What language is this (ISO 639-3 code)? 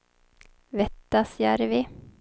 swe